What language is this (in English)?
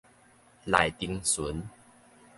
Min Nan Chinese